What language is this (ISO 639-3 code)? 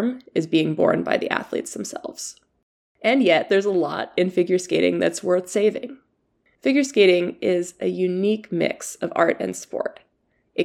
eng